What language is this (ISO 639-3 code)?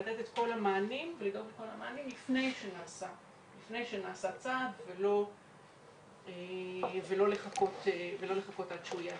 heb